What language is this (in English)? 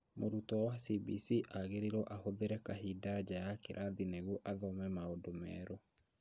Kikuyu